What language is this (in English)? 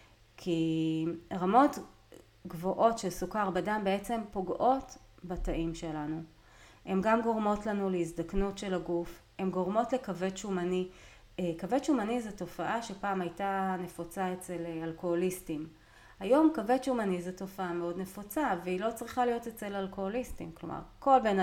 Hebrew